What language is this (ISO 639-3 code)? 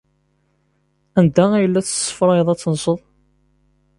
kab